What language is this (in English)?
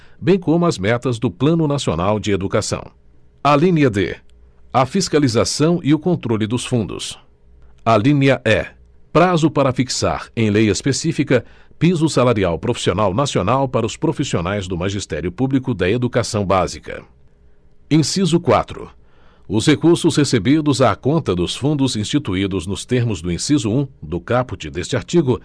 Portuguese